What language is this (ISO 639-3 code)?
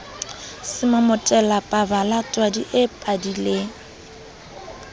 sot